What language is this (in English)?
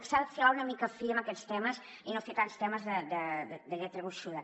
Catalan